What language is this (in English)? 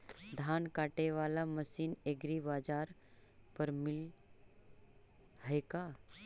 Magahi